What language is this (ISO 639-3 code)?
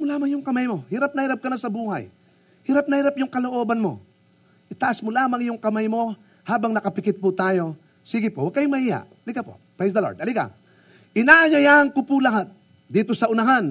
fil